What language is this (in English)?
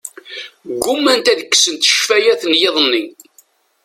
Kabyle